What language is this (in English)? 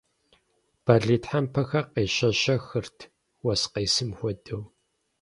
Kabardian